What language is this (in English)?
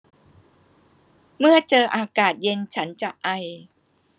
Thai